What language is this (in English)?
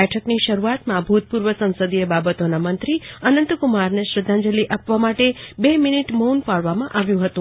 Gujarati